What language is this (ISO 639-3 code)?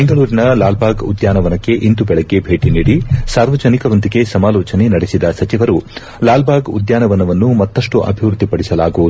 kan